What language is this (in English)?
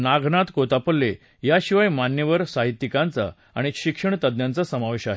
Marathi